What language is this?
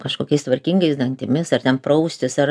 Lithuanian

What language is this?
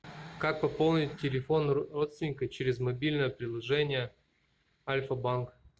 Russian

